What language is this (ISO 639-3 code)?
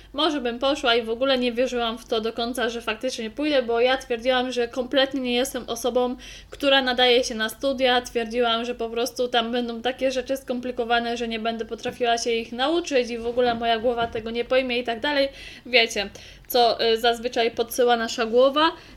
pol